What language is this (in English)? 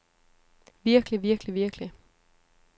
Danish